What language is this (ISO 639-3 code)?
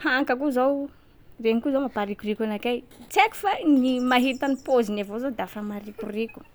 skg